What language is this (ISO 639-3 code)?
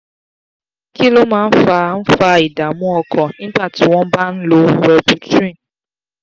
yor